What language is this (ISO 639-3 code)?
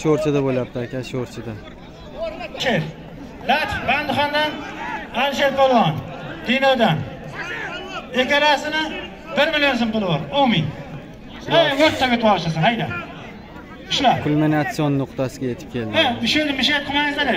tur